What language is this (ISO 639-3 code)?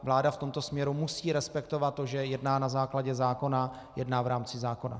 ces